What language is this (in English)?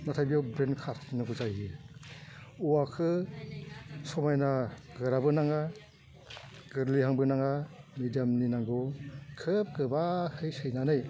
Bodo